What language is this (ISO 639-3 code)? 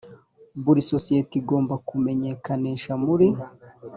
kin